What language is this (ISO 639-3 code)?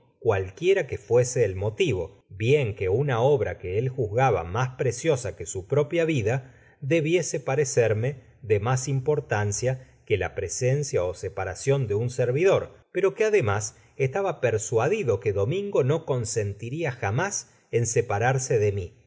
spa